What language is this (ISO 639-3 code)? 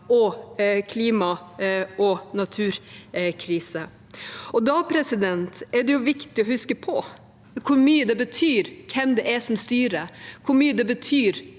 nor